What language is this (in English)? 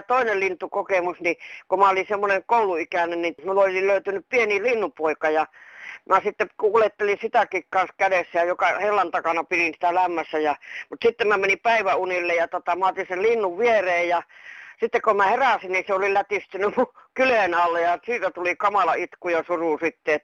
Finnish